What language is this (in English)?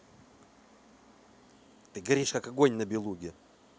Russian